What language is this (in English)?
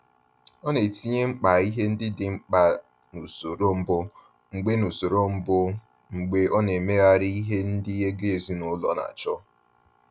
Igbo